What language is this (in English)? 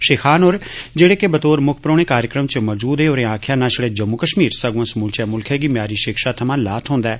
Dogri